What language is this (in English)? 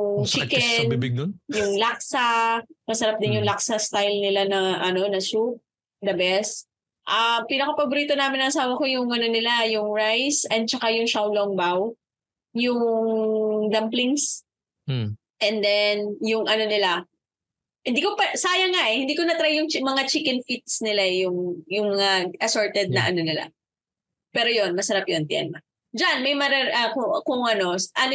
Filipino